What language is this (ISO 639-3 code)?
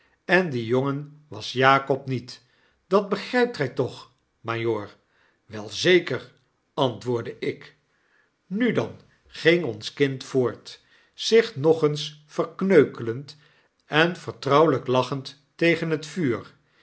nld